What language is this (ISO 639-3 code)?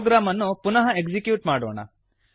kan